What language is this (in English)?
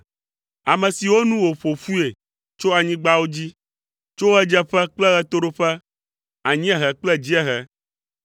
Ewe